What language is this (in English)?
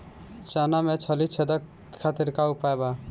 Bhojpuri